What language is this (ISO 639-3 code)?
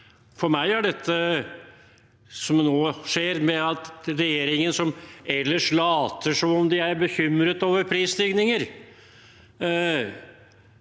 nor